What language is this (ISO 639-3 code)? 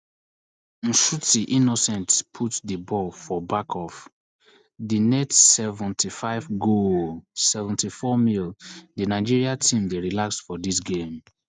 pcm